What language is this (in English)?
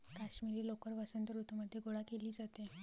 Marathi